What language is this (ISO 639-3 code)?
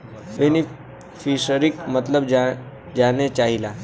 bho